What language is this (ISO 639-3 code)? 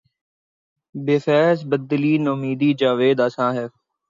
urd